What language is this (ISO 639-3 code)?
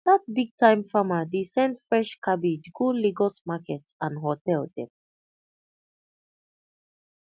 pcm